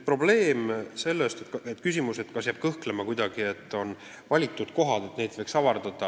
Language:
Estonian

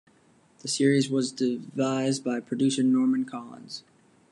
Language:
English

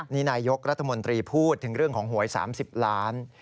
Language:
Thai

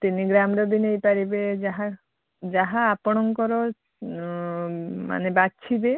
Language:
Odia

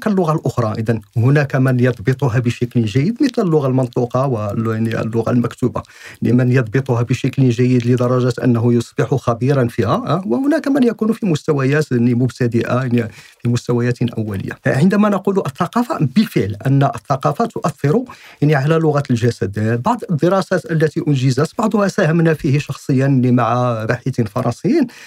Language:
Arabic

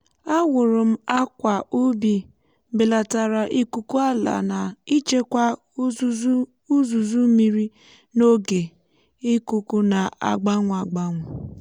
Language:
Igbo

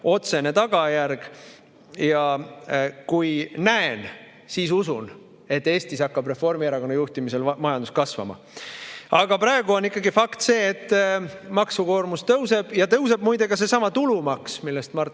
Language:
Estonian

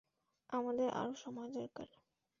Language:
Bangla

